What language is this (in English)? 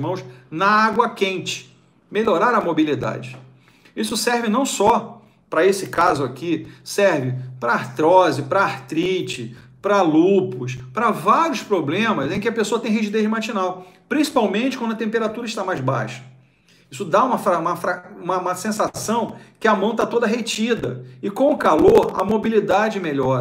Portuguese